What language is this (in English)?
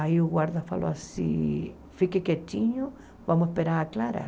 Portuguese